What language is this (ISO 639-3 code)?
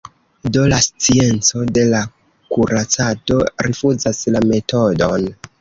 epo